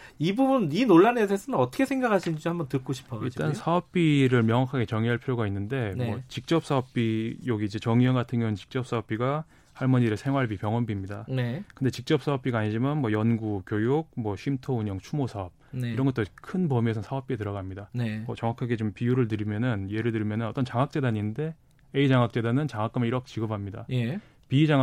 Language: Korean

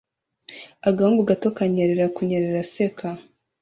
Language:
Kinyarwanda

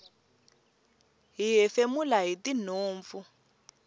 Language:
Tsonga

